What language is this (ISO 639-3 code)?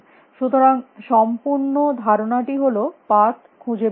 ben